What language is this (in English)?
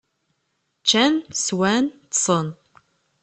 Kabyle